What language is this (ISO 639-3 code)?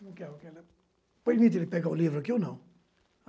por